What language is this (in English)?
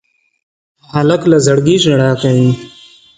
Pashto